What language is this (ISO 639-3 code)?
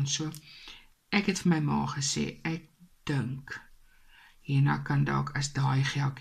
nld